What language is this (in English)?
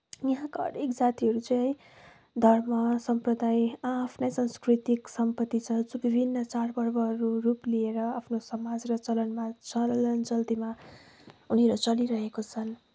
Nepali